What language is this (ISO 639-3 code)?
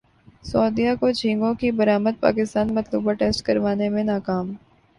urd